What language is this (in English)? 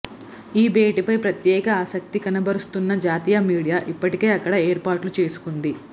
Telugu